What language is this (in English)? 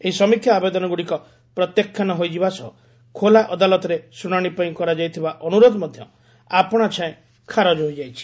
Odia